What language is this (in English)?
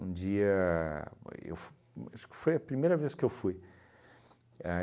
Portuguese